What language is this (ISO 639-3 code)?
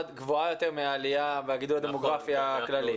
heb